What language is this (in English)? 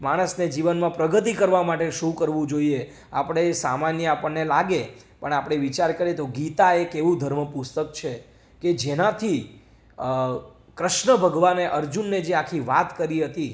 Gujarati